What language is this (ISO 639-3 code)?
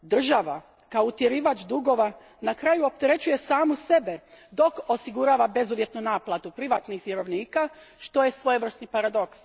hrv